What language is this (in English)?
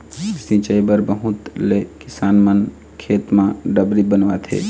Chhattisgarhi